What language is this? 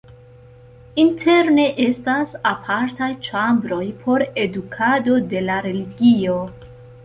Esperanto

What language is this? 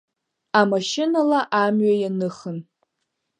Abkhazian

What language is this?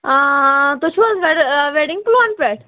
Kashmiri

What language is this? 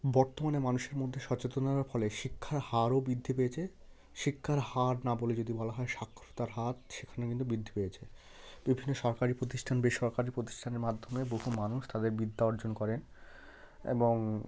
Bangla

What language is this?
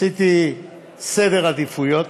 Hebrew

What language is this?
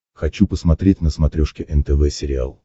Russian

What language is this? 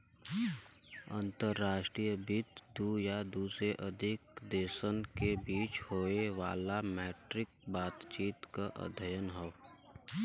Bhojpuri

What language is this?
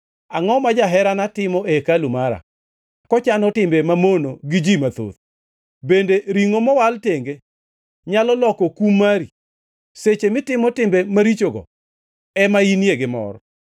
Luo (Kenya and Tanzania)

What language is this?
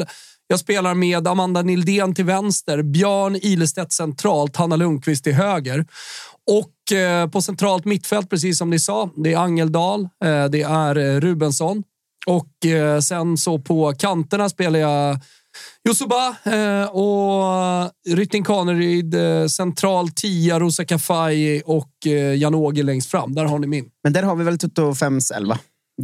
Swedish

